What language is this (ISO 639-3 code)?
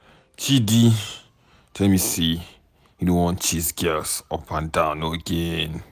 pcm